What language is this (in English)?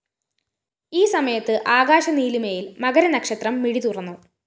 Malayalam